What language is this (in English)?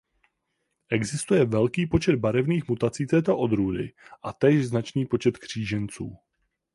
Czech